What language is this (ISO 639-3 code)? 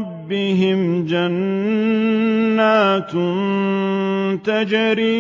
ara